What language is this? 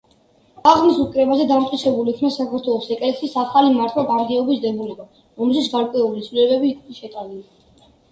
Georgian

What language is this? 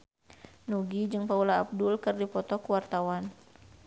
Sundanese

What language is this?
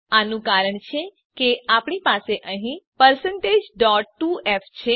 Gujarati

